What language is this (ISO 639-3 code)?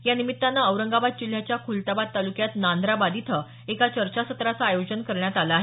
mar